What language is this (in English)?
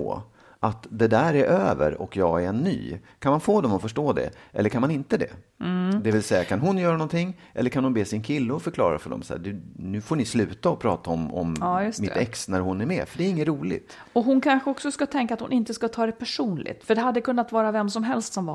Swedish